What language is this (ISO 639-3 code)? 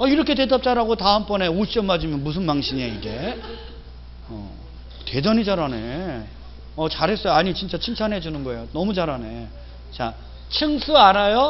kor